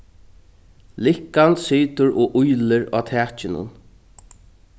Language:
Faroese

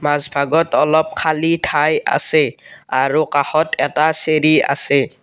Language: Assamese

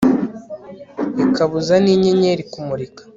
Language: Kinyarwanda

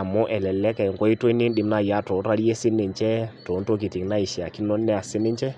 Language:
Masai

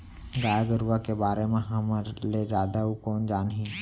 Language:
Chhattisgarhi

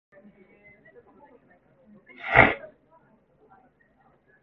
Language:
Cantonese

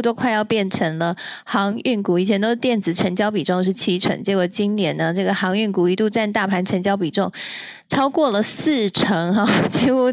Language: Chinese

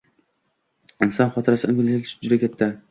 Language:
Uzbek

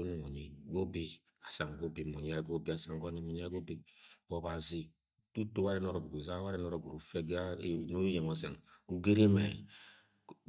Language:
Agwagwune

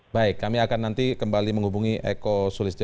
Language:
Indonesian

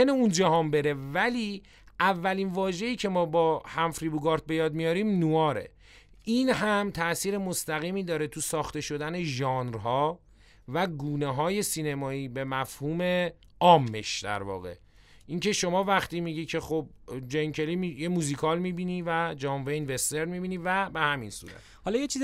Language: Persian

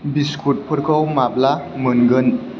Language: Bodo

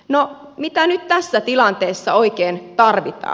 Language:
Finnish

